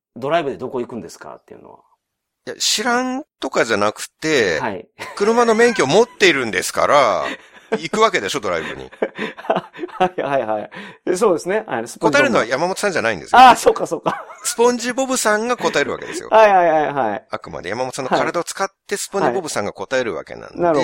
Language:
Japanese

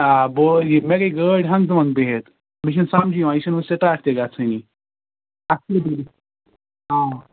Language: Kashmiri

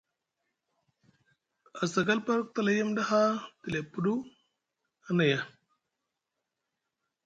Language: Musgu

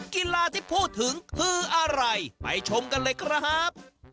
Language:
Thai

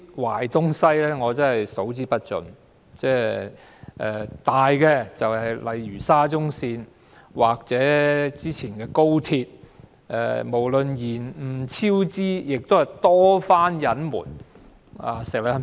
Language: Cantonese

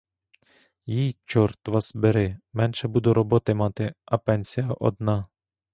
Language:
Ukrainian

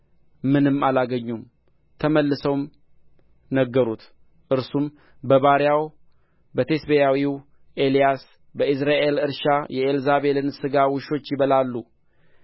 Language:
Amharic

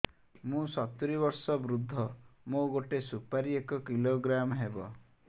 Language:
Odia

